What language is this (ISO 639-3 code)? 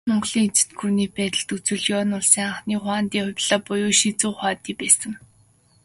mon